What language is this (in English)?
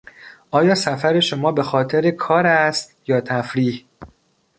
Persian